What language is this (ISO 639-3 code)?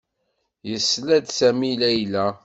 kab